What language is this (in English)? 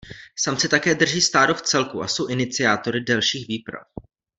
Czech